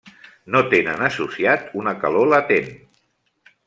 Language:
Catalan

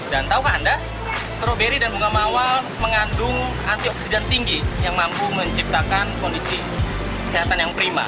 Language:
Indonesian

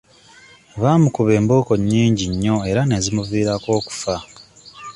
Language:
Ganda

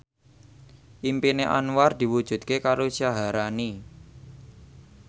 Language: Javanese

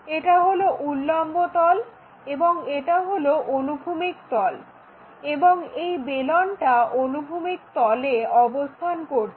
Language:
Bangla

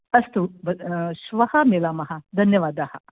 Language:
Sanskrit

